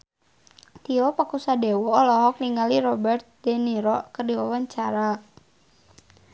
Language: Sundanese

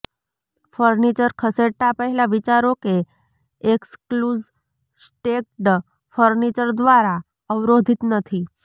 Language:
Gujarati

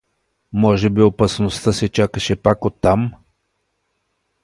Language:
Bulgarian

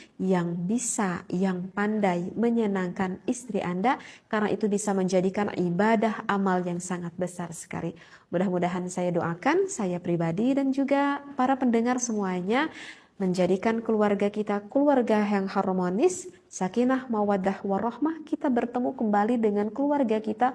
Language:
Indonesian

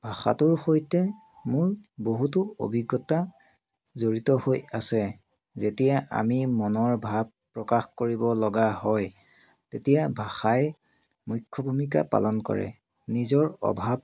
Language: Assamese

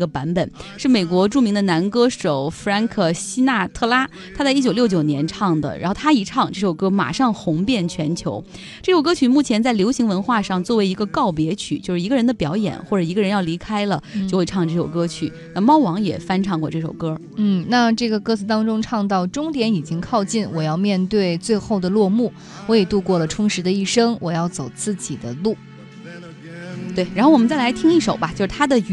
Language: Chinese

